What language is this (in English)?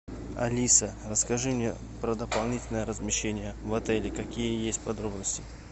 Russian